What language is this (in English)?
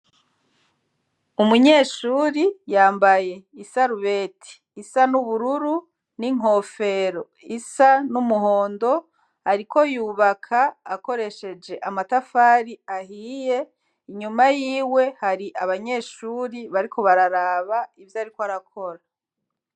Rundi